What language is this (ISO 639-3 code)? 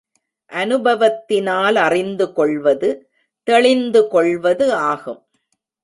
tam